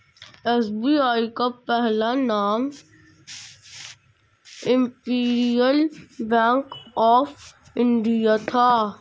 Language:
Hindi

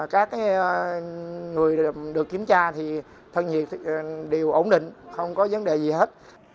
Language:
Vietnamese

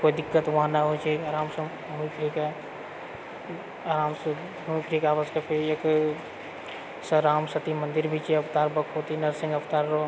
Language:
Maithili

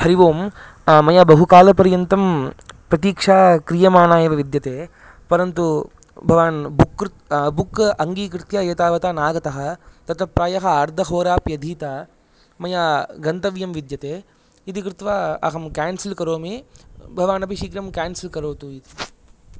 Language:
Sanskrit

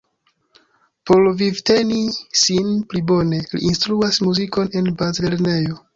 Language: Esperanto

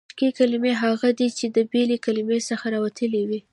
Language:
Pashto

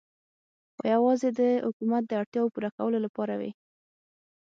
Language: Pashto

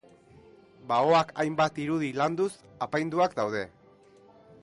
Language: Basque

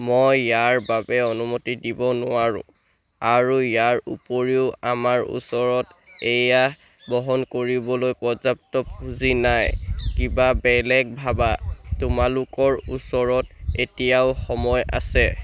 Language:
Assamese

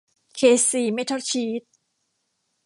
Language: Thai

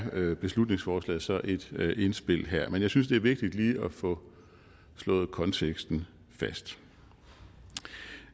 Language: Danish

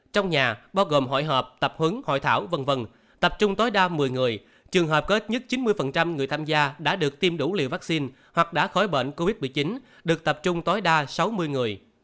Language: Vietnamese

